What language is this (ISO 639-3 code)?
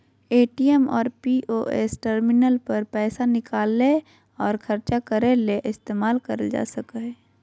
mag